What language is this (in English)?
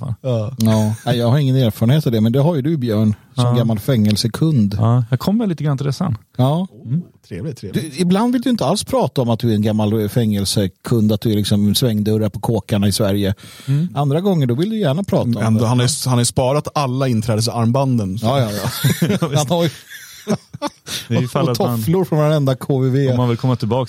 Swedish